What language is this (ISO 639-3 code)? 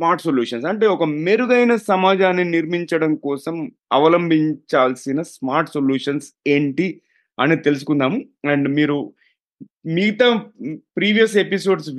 tel